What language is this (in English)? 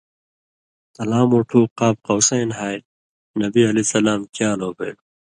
Indus Kohistani